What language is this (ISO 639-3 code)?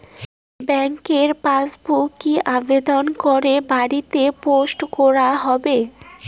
ben